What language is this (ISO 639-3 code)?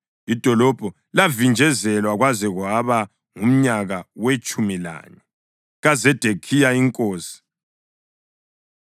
nde